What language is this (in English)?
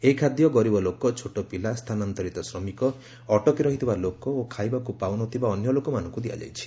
Odia